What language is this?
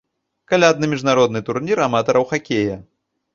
Belarusian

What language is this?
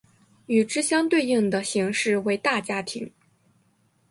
Chinese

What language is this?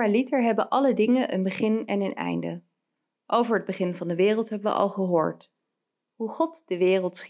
Dutch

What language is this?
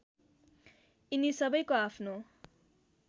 Nepali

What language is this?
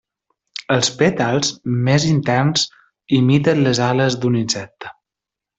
Catalan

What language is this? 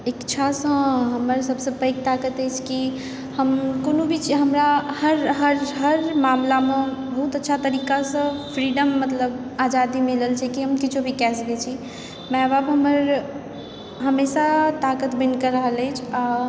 Maithili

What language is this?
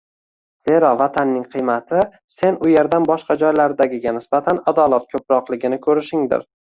Uzbek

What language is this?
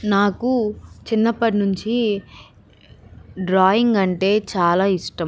Telugu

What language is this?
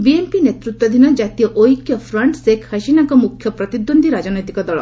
Odia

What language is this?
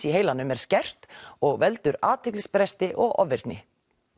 Icelandic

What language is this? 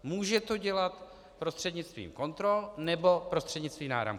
Czech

